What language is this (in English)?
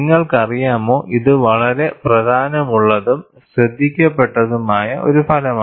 Malayalam